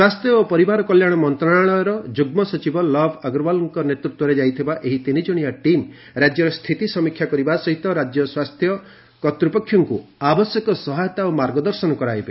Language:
Odia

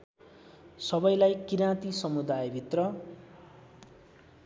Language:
Nepali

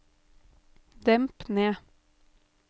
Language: Norwegian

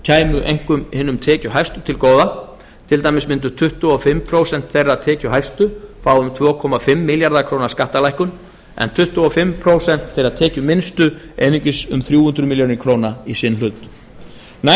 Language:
Icelandic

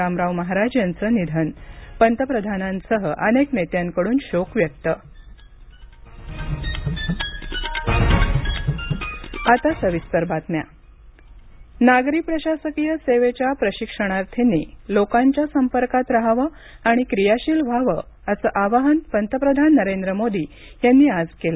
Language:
Marathi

